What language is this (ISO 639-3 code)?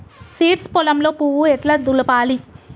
tel